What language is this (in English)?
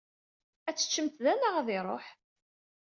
Kabyle